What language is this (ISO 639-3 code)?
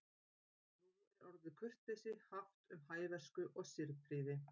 isl